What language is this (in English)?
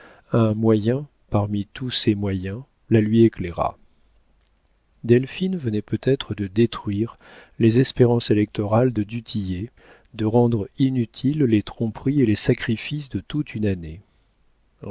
French